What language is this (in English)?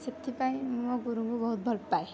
Odia